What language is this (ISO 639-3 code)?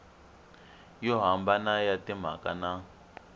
tso